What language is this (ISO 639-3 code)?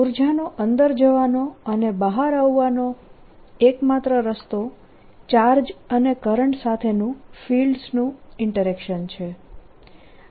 guj